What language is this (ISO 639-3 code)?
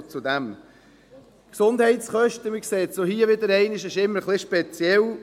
gsw